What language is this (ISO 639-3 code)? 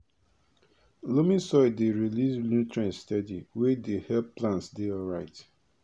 pcm